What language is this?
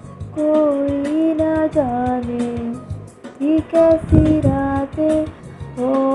Hindi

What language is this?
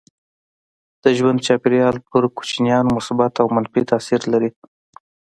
Pashto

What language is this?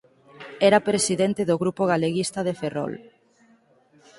Galician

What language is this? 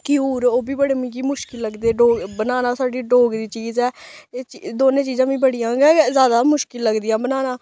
Dogri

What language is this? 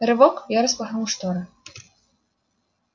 Russian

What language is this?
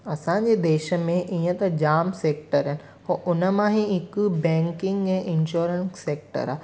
Sindhi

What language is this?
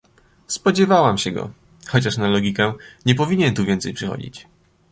Polish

